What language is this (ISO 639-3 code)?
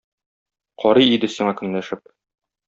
tat